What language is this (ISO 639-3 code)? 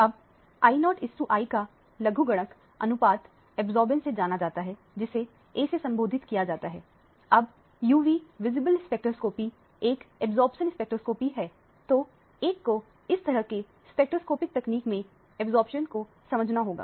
hin